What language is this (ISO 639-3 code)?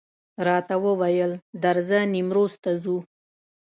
pus